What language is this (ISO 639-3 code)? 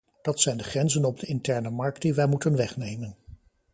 nld